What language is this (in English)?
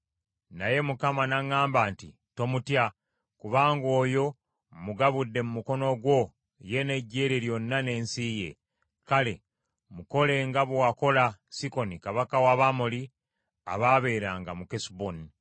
Ganda